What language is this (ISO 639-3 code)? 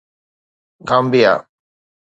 snd